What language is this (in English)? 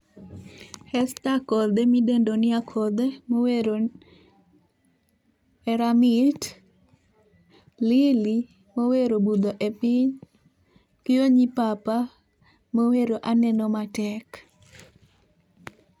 Luo (Kenya and Tanzania)